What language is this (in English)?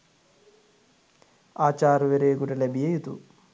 Sinhala